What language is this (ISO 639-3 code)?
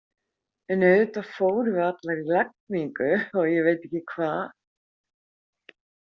isl